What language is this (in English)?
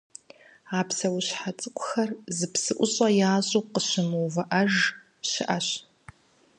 Kabardian